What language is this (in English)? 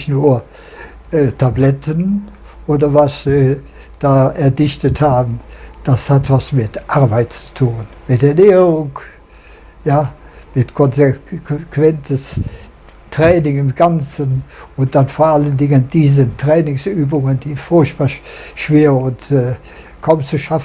German